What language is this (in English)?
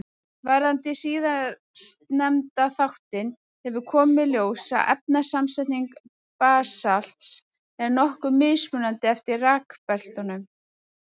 Icelandic